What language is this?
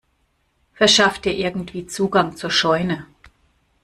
German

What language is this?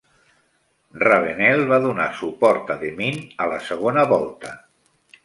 Catalan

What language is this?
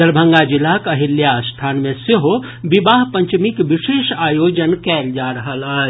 Maithili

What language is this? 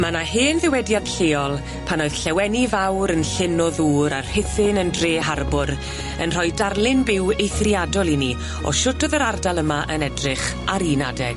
Welsh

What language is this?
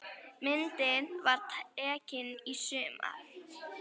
Icelandic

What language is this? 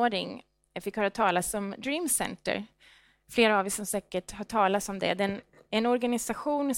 Swedish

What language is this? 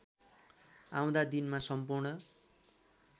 Nepali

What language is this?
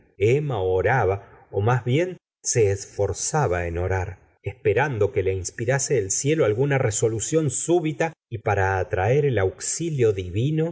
Spanish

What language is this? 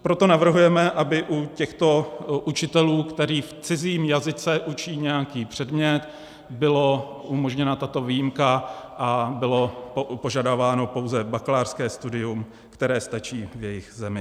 Czech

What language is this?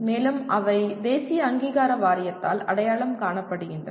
Tamil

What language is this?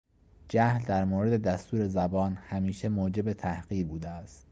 Persian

